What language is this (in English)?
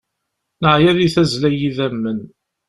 Kabyle